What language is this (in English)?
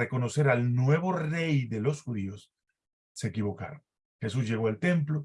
Spanish